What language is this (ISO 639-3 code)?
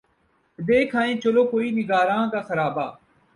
urd